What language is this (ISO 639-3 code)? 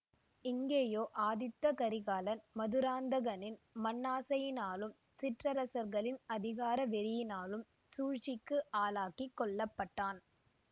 tam